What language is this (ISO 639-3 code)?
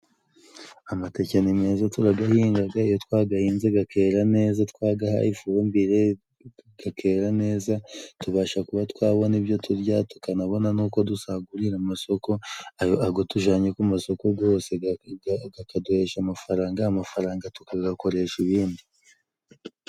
kin